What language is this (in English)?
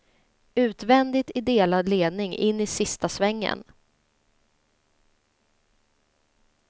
Swedish